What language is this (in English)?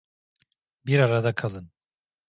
Turkish